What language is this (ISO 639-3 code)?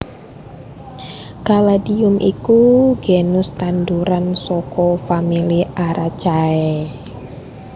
jav